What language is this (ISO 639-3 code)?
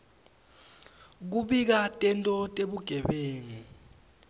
ssw